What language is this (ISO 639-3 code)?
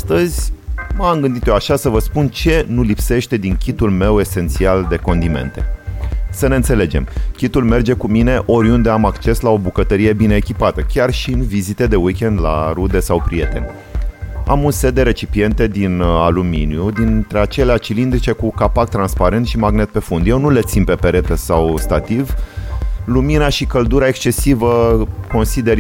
ron